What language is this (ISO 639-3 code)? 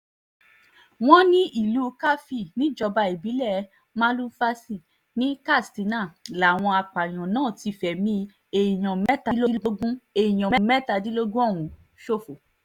yor